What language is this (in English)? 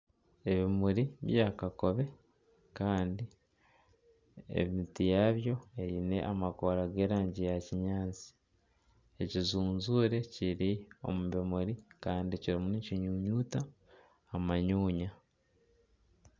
Nyankole